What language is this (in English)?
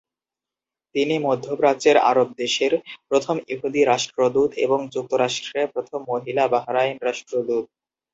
Bangla